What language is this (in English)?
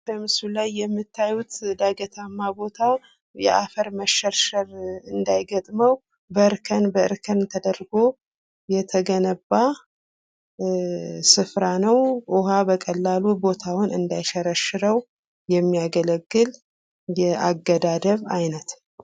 Amharic